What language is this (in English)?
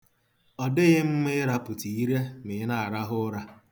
Igbo